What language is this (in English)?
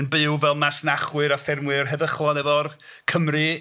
Welsh